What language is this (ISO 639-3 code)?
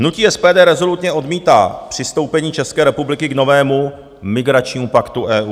ces